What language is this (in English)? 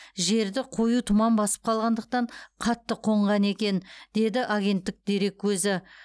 Kazakh